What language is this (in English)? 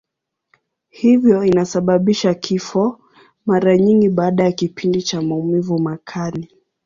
Swahili